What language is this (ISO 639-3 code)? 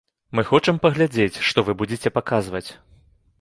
bel